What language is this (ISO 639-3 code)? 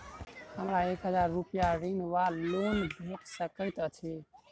mai